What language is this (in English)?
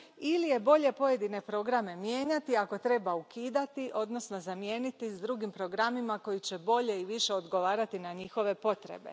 Croatian